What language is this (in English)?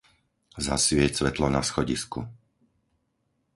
Slovak